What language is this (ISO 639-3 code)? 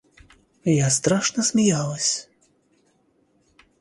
rus